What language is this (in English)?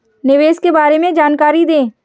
Hindi